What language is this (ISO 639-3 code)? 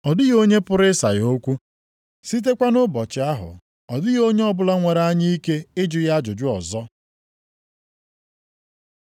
ibo